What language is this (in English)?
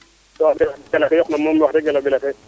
Serer